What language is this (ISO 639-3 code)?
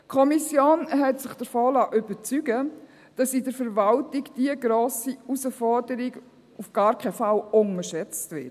gsw